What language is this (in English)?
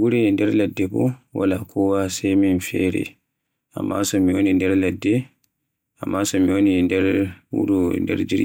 Borgu Fulfulde